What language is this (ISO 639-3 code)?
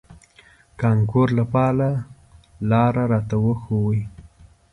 pus